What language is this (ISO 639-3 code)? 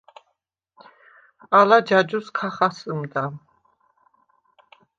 sva